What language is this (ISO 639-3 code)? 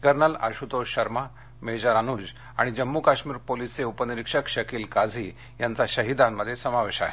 mar